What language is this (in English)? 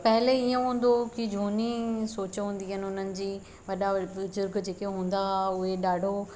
Sindhi